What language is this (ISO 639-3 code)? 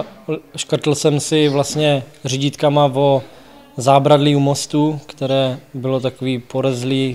ces